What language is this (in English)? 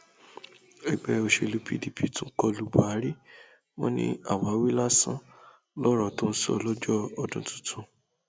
Yoruba